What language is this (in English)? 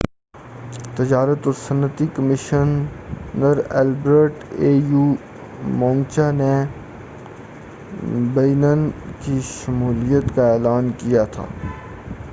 Urdu